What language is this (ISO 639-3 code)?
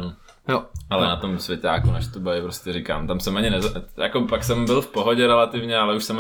ces